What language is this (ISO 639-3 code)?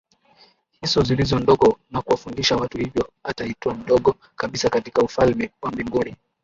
swa